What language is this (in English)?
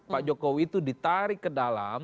Indonesian